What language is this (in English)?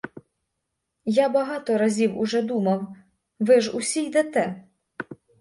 Ukrainian